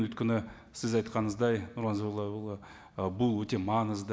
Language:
Kazakh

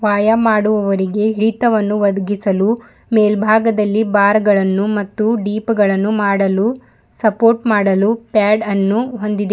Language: Kannada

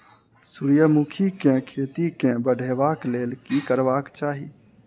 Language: Maithili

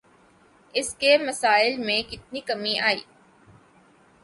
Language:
Urdu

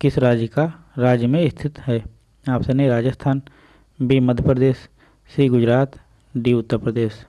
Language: Hindi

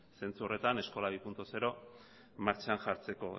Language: Basque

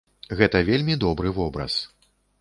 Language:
Belarusian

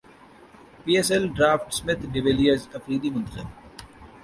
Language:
Urdu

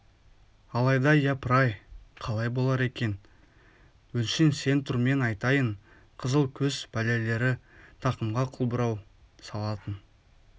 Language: Kazakh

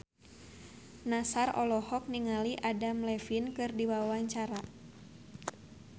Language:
Sundanese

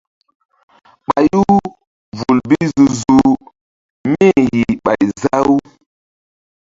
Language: Mbum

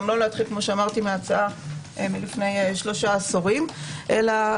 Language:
Hebrew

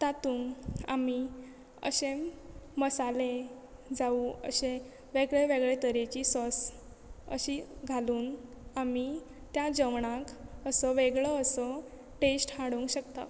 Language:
Konkani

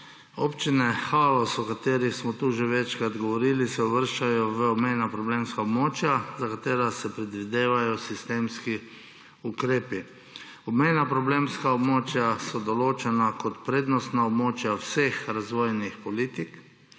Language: Slovenian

